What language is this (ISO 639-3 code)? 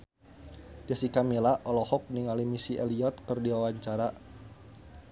sun